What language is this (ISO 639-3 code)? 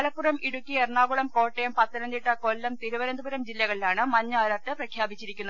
mal